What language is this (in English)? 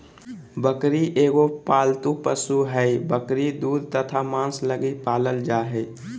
Magahi